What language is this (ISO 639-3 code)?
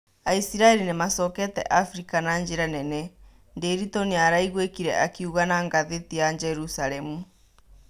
kik